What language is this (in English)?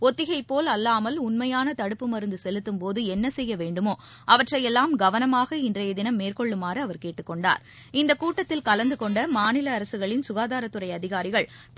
Tamil